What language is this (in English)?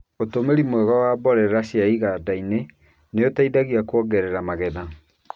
Kikuyu